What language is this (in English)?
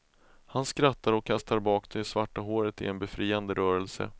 Swedish